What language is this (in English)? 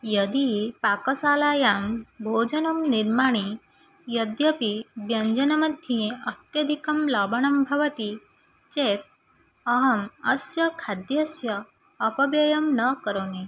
Sanskrit